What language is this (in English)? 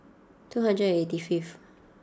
English